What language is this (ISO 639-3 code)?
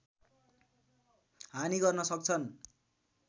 nep